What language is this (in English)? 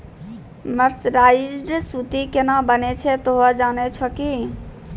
Maithili